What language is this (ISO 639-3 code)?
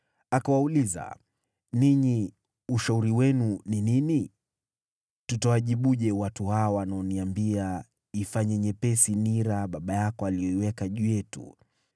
swa